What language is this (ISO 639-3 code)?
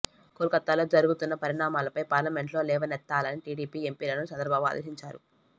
tel